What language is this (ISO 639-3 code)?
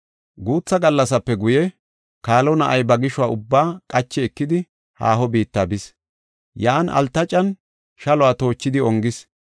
gof